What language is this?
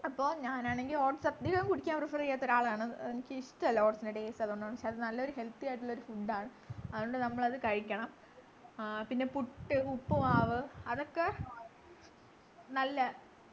Malayalam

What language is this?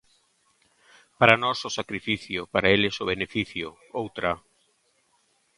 Galician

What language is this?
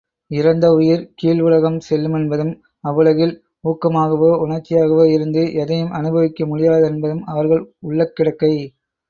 Tamil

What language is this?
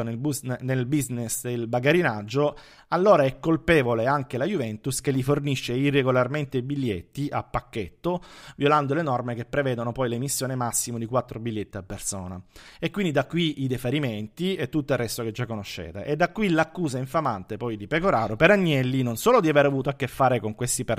Italian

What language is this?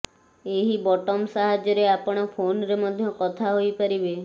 Odia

